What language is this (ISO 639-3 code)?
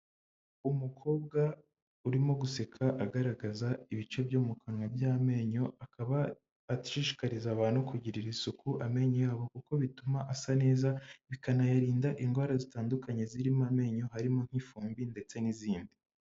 kin